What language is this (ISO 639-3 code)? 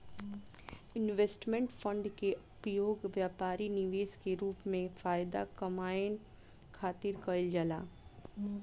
bho